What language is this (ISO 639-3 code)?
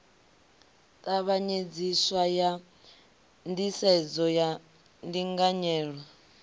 ven